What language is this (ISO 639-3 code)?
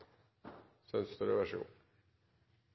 nob